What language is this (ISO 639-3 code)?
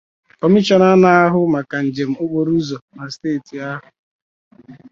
ibo